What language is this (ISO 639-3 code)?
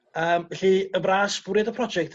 cym